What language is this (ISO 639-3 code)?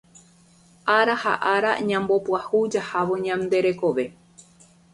grn